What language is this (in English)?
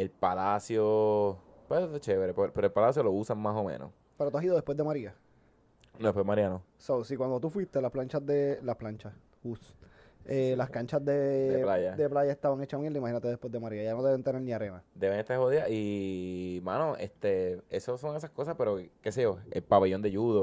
Spanish